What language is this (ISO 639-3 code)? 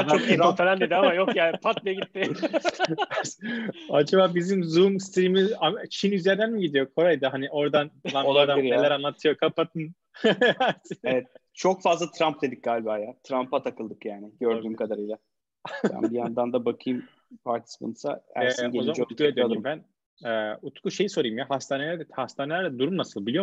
tur